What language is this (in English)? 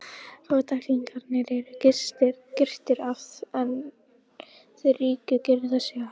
Icelandic